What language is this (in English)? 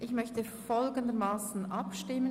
Swiss German